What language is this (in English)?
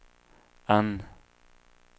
Swedish